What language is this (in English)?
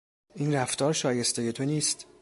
Persian